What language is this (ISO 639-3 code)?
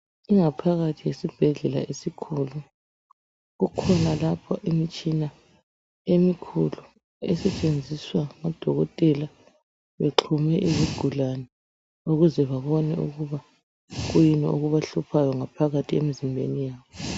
nde